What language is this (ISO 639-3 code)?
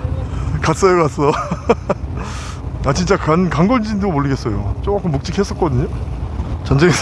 kor